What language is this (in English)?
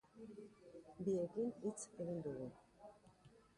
Basque